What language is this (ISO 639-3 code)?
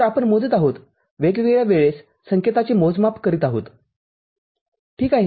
mar